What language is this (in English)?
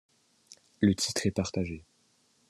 French